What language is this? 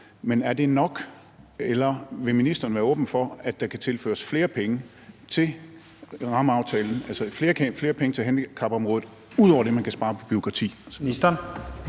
Danish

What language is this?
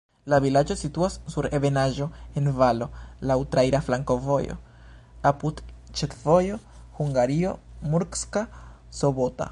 Esperanto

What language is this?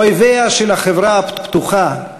Hebrew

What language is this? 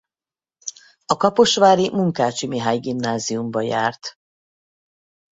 Hungarian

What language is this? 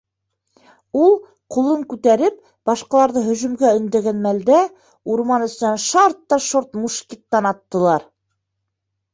Bashkir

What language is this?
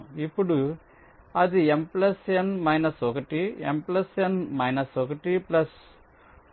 Telugu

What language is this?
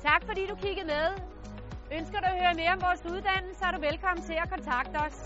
Danish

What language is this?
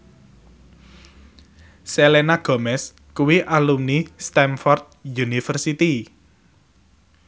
Javanese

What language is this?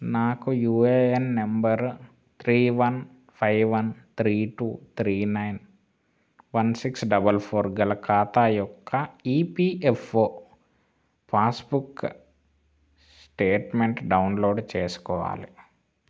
Telugu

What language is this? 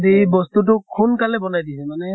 Assamese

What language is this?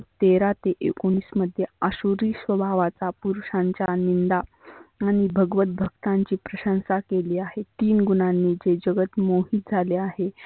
Marathi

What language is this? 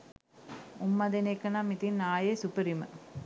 Sinhala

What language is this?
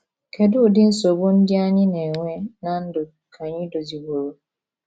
Igbo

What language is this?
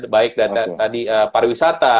Indonesian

